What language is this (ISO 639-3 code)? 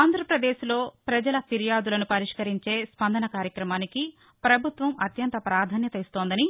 tel